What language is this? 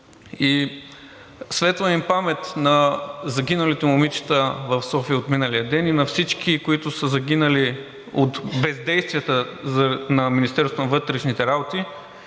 Bulgarian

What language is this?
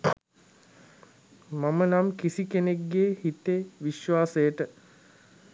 Sinhala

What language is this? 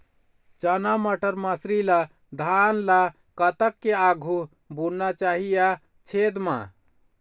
Chhattisgarhi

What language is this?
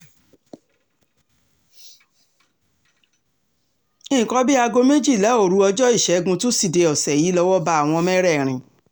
Yoruba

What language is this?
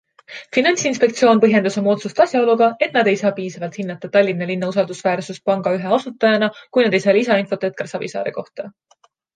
Estonian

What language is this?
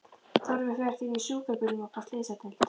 Icelandic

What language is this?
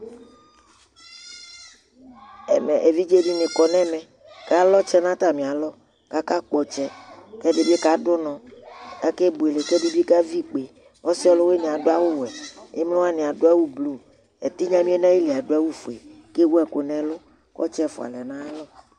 Ikposo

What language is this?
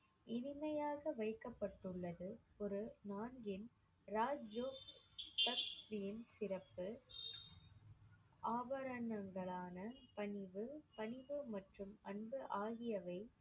Tamil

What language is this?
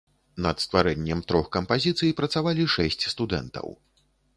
Belarusian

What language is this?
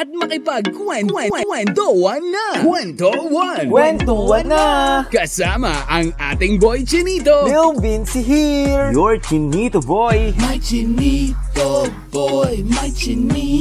Filipino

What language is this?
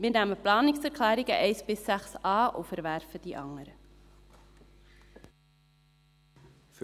Swiss German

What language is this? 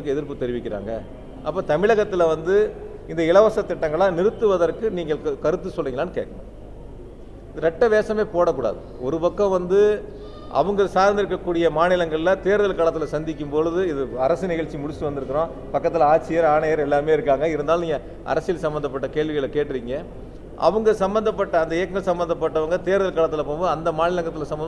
Tamil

